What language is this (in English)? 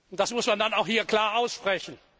German